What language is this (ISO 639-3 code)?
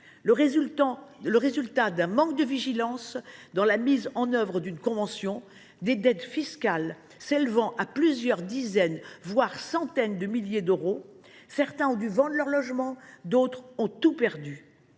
fra